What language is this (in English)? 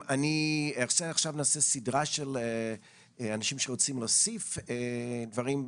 Hebrew